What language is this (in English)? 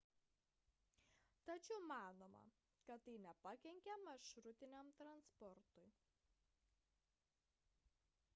Lithuanian